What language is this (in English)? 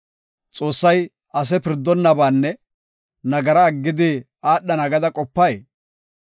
Gofa